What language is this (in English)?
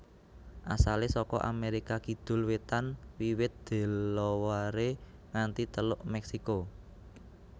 Javanese